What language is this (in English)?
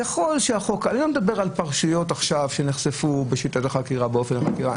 Hebrew